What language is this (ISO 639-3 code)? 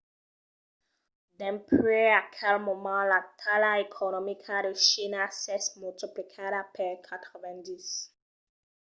oci